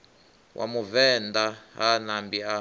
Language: Venda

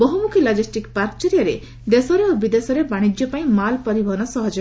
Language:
Odia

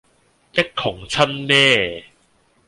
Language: Cantonese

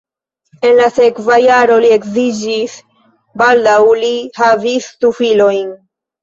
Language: Esperanto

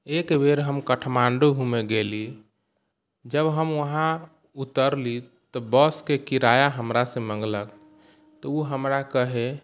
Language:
Maithili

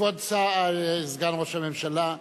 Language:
Hebrew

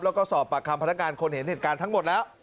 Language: Thai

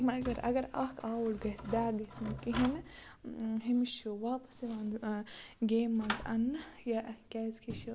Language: Kashmiri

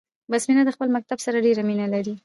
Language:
Pashto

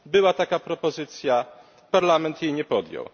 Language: Polish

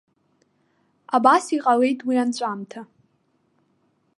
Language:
Abkhazian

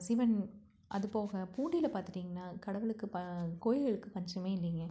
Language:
Tamil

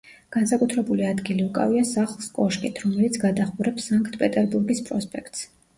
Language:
Georgian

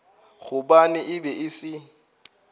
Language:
Northern Sotho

